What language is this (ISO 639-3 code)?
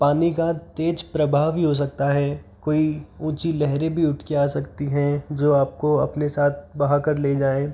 hin